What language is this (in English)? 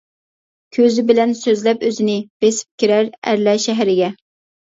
Uyghur